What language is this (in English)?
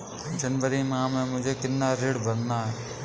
Hindi